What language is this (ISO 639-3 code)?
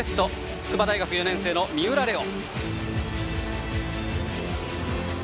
jpn